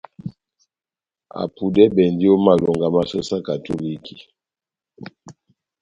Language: Batanga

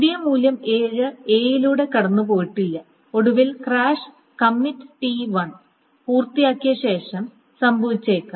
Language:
Malayalam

